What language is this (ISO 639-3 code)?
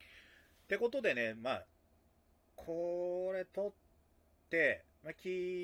jpn